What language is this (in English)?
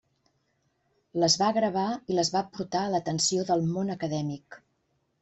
Catalan